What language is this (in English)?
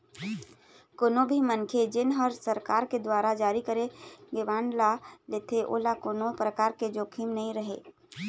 Chhattisgarhi